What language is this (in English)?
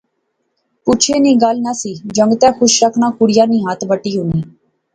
Pahari-Potwari